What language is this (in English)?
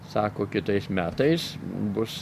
Lithuanian